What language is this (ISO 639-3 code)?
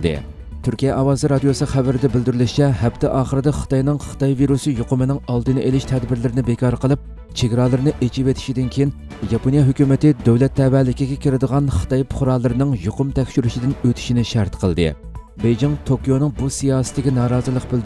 tur